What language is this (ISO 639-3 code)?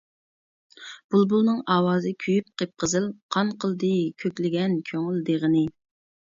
uig